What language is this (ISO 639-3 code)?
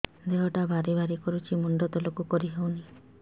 ori